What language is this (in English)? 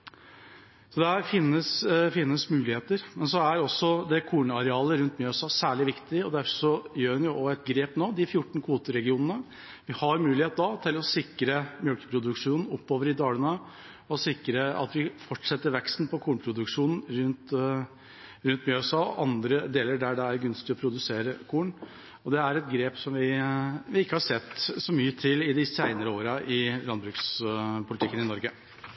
Norwegian Bokmål